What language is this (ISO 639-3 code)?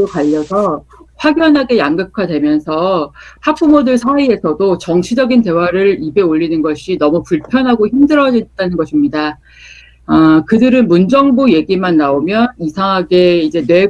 kor